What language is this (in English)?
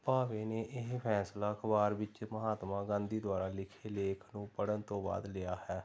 Punjabi